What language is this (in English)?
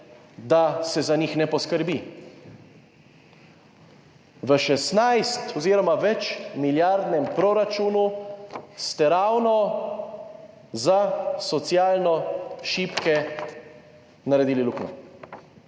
Slovenian